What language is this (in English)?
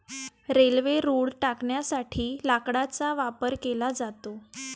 Marathi